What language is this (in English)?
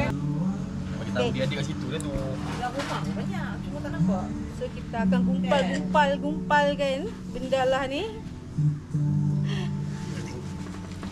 Malay